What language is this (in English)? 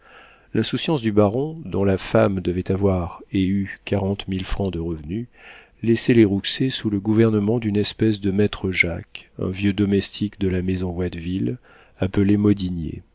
French